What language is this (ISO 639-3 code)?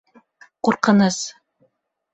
bak